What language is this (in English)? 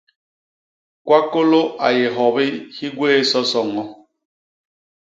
Basaa